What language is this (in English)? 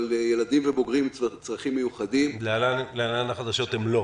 Hebrew